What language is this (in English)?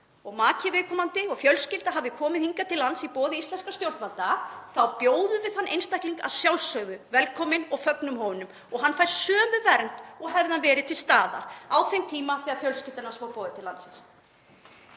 Icelandic